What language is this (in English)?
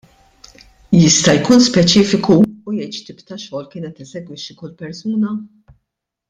Maltese